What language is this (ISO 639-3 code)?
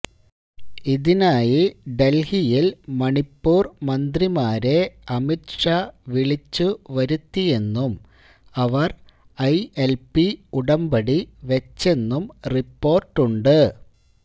mal